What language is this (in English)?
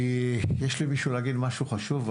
Hebrew